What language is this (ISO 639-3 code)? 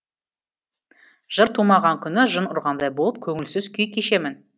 kaz